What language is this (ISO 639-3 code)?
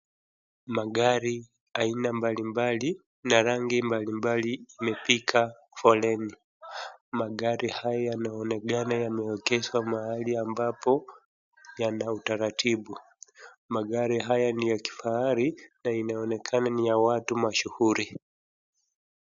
swa